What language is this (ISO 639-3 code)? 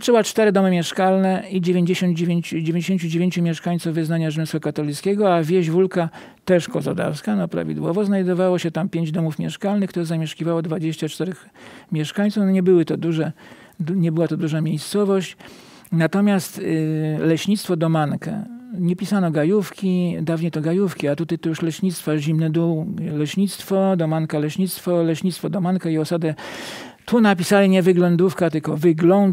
pol